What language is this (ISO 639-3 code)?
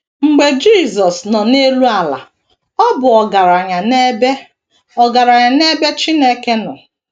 ibo